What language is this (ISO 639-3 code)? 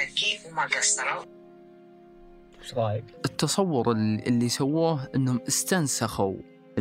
ara